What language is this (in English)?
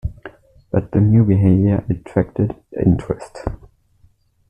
English